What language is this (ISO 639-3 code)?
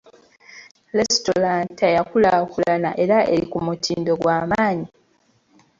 lug